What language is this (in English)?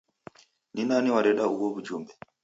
Taita